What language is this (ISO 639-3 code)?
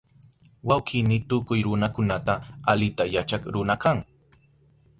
qup